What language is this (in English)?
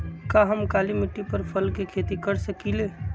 Magahi